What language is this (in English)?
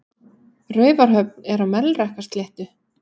Icelandic